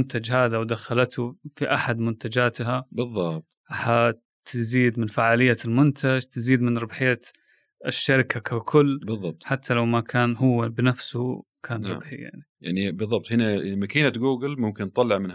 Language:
Arabic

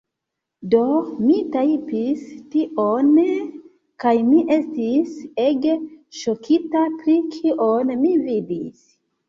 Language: Esperanto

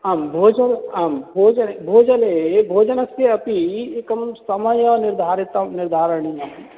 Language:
Sanskrit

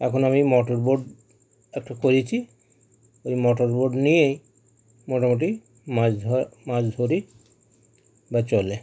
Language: Bangla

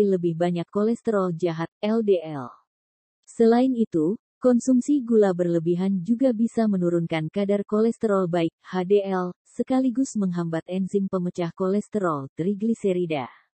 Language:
Indonesian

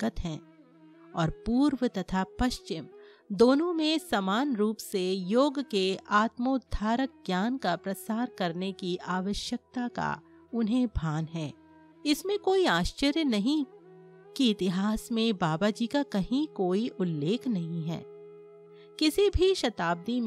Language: Hindi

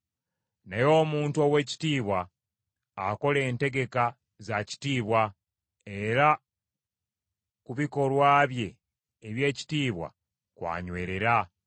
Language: Ganda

